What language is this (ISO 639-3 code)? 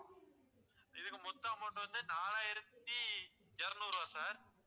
tam